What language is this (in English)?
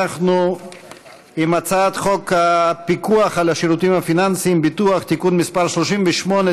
Hebrew